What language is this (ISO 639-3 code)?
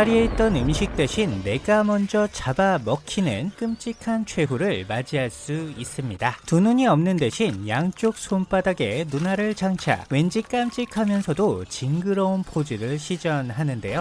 kor